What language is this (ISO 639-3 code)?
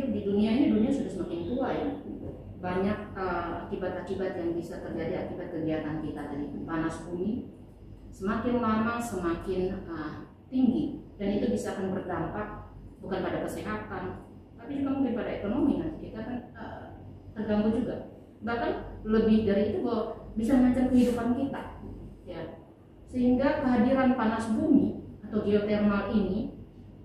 ind